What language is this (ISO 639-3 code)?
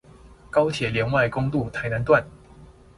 zho